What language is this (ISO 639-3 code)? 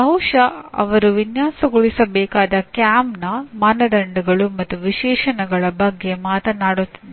kan